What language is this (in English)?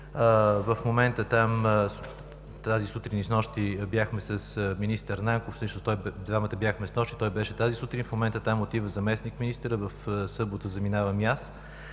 Bulgarian